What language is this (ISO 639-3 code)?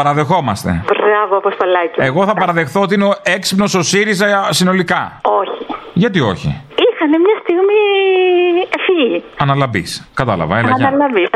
ell